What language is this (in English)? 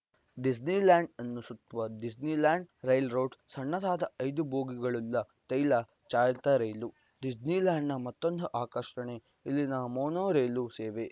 Kannada